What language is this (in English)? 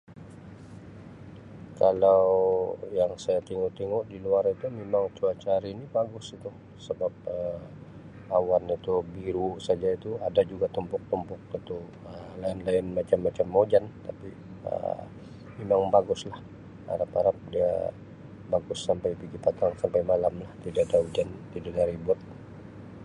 Sabah Malay